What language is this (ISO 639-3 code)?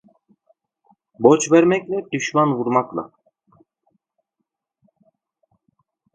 tur